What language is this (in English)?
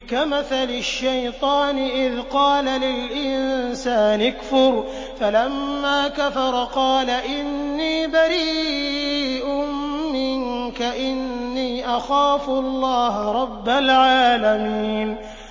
Arabic